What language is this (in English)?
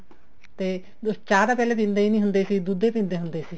Punjabi